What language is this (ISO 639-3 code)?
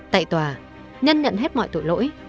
vie